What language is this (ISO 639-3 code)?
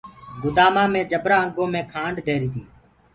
ggg